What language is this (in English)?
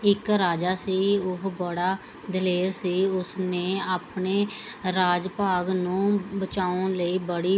Punjabi